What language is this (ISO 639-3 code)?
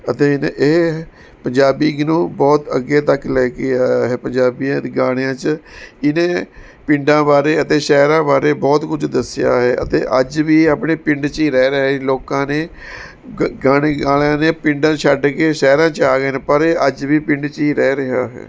pan